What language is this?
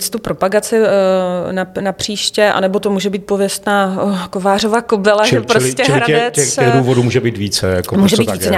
Czech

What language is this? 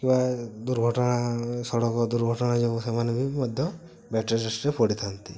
Odia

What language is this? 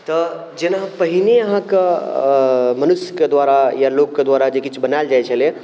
Maithili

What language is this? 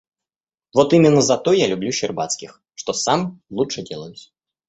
Russian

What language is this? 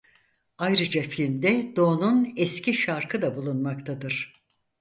Turkish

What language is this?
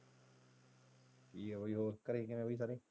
Punjabi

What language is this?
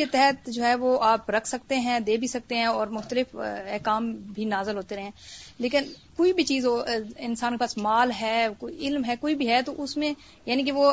Urdu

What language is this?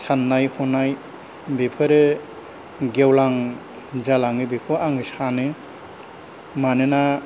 Bodo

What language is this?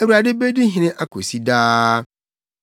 Akan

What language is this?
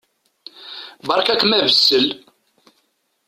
Kabyle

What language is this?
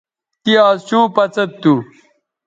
Bateri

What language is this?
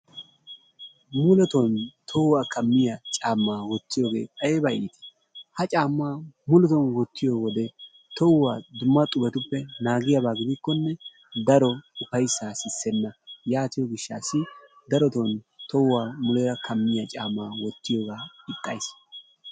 Wolaytta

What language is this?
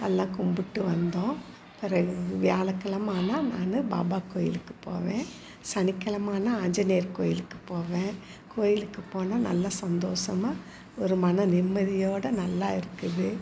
Tamil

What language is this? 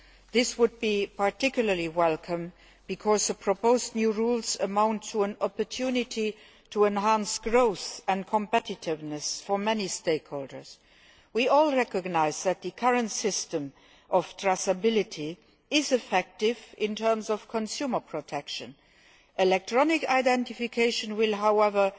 English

